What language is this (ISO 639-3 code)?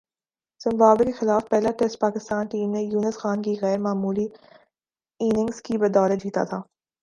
urd